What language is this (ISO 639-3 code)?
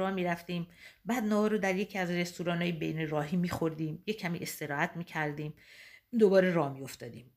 fas